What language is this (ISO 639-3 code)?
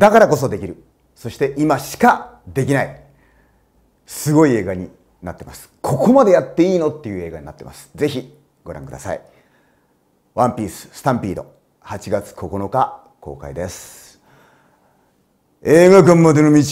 jpn